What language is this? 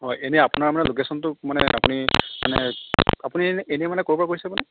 Assamese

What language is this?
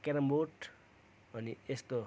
Nepali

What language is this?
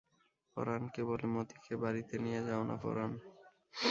Bangla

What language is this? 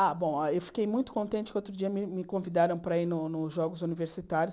Portuguese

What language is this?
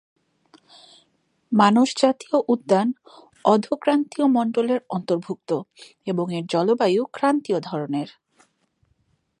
Bangla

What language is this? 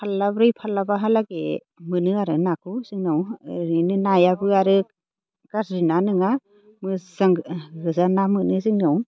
Bodo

